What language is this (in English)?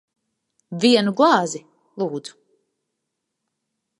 Latvian